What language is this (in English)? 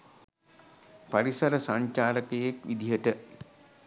Sinhala